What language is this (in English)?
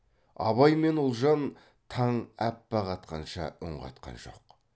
Kazakh